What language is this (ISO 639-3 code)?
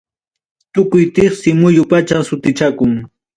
quy